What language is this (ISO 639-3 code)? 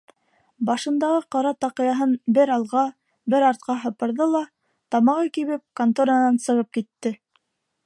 bak